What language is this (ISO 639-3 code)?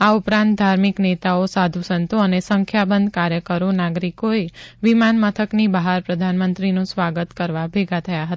guj